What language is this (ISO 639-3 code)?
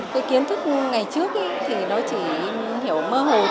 vie